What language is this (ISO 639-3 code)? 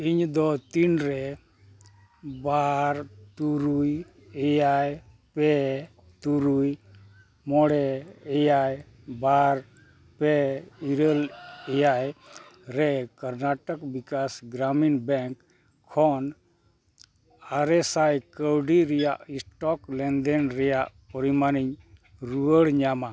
sat